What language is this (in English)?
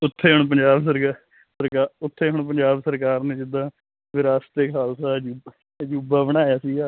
Punjabi